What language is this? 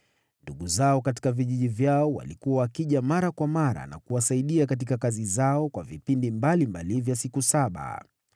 Swahili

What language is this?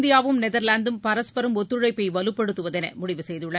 Tamil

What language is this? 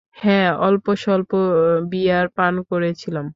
Bangla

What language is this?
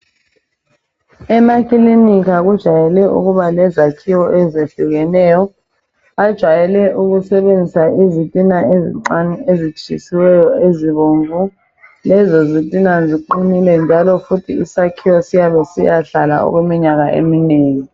North Ndebele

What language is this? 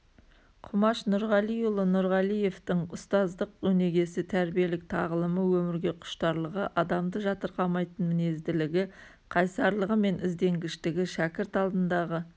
Kazakh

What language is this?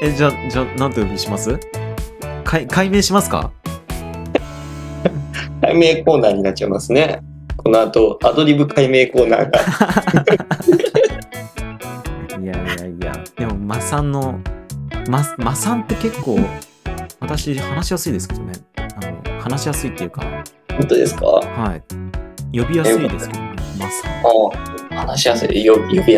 Japanese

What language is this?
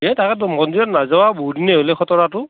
Assamese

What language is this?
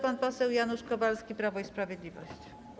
Polish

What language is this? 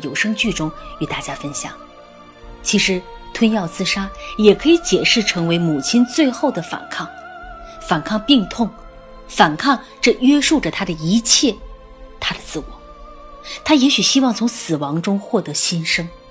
Chinese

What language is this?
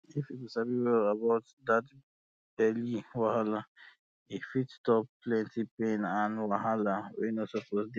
Nigerian Pidgin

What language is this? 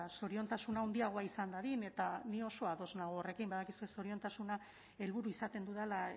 Basque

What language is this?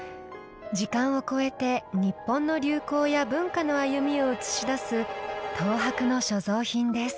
Japanese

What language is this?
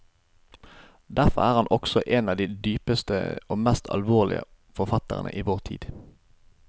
Norwegian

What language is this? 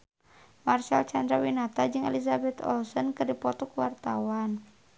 Sundanese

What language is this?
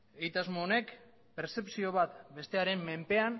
Basque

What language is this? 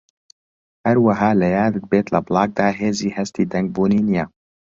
Central Kurdish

